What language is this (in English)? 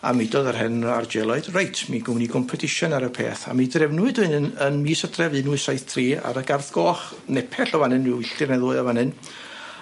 Welsh